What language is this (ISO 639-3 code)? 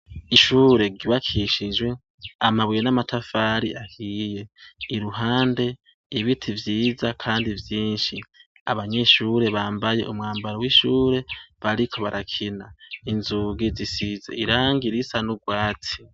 run